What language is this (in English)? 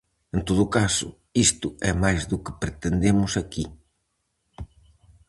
Galician